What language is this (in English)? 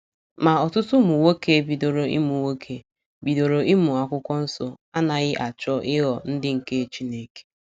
Igbo